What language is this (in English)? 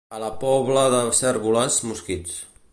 Catalan